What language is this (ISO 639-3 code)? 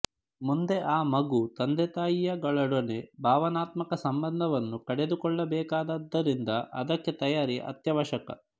kan